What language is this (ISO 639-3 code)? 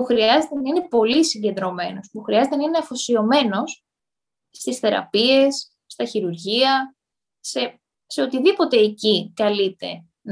ell